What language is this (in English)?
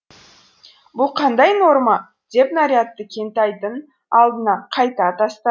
Kazakh